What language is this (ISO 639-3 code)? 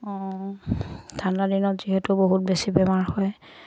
asm